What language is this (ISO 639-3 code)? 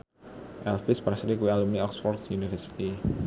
jav